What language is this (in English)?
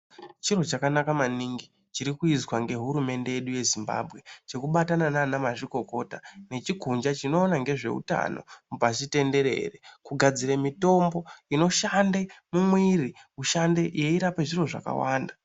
Ndau